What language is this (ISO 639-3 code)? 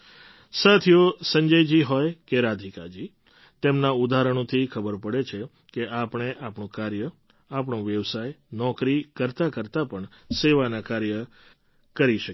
guj